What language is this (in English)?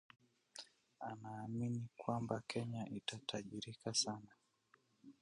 Swahili